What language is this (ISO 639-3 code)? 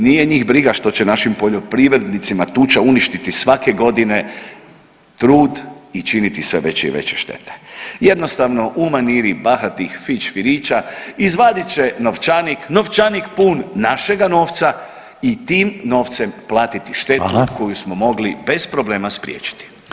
hrv